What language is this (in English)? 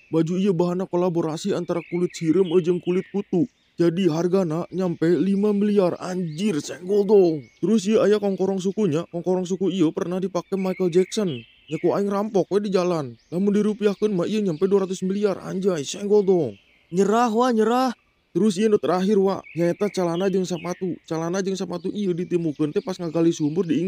Indonesian